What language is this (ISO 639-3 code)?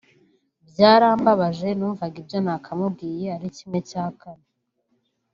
kin